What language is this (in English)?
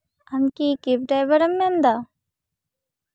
Santali